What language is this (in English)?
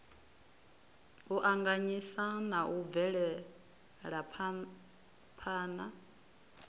Venda